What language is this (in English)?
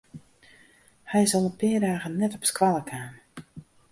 Western Frisian